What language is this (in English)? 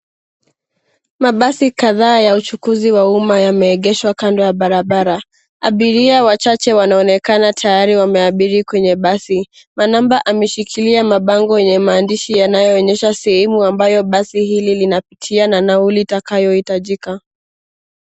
Swahili